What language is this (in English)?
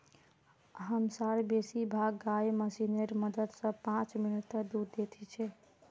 Magahi